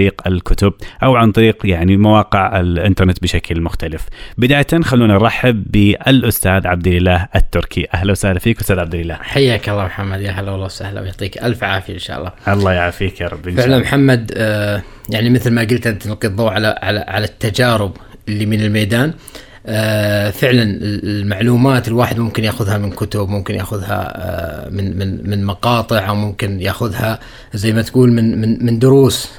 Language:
Arabic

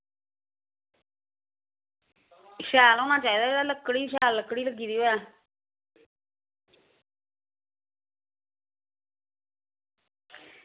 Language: Dogri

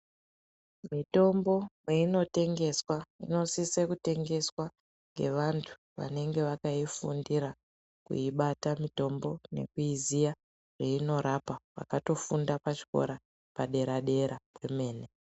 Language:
Ndau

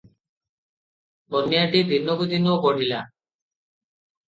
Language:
Odia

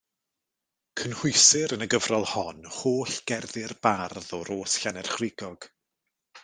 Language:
Welsh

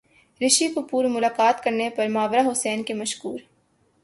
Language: Urdu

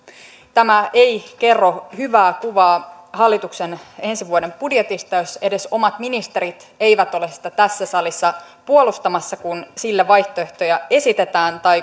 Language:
Finnish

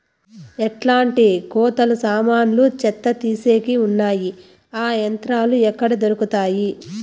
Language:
Telugu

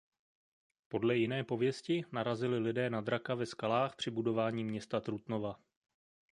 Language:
Czech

